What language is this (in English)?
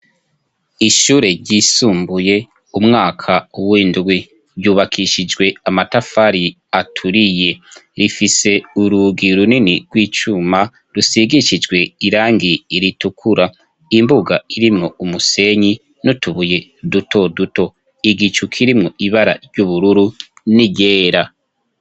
Rundi